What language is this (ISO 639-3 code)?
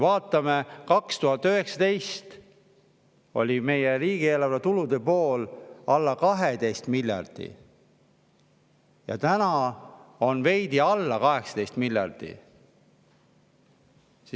est